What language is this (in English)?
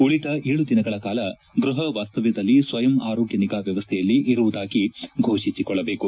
Kannada